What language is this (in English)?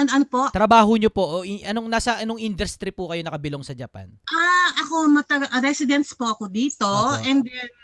Filipino